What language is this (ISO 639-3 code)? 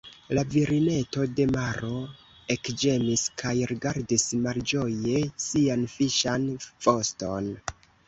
epo